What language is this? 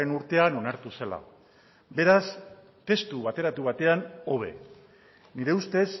Basque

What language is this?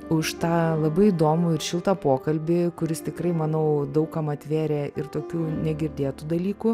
Lithuanian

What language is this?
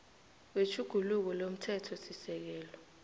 South Ndebele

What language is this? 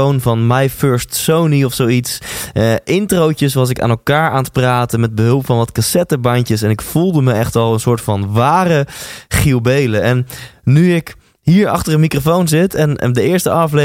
Dutch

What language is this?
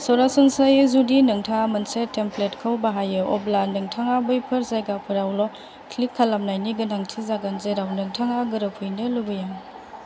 Bodo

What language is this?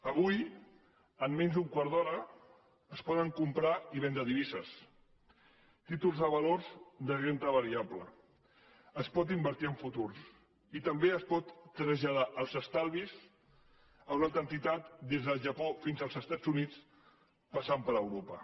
Catalan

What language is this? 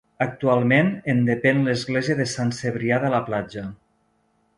Catalan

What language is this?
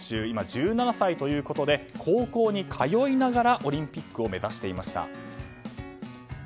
Japanese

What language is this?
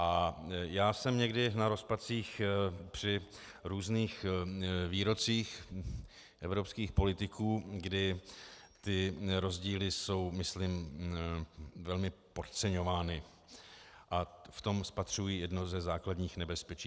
Czech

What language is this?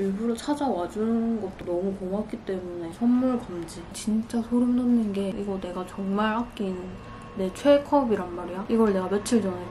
Korean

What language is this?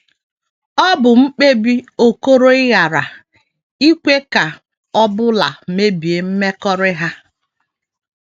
Igbo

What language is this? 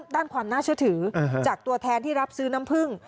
Thai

